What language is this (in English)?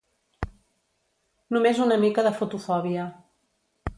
Catalan